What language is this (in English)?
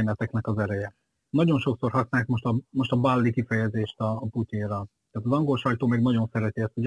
Hungarian